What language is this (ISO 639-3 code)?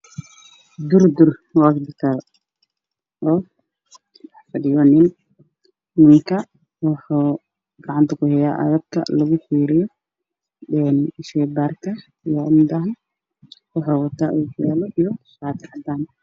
som